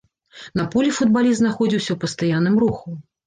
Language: Belarusian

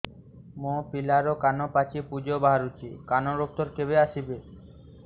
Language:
Odia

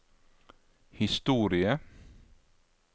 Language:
Norwegian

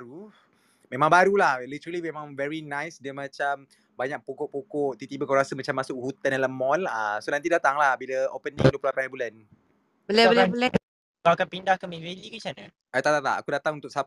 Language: Malay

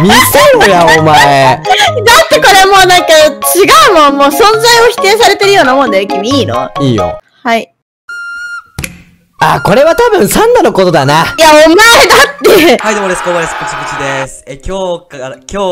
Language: Japanese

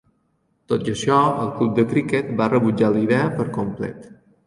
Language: Catalan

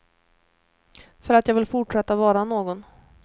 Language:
Swedish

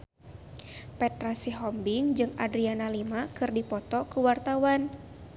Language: Sundanese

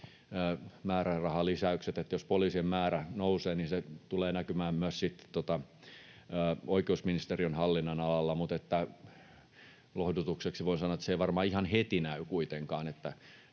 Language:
Finnish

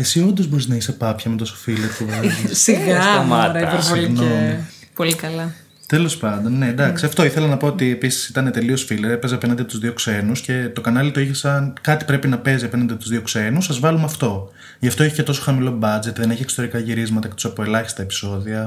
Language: Greek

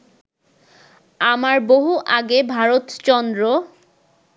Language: Bangla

